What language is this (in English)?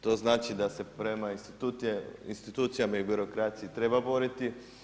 Croatian